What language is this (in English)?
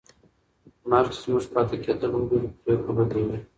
Pashto